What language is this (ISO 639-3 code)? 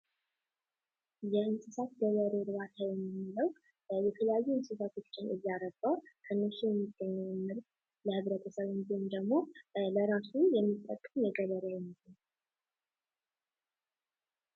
amh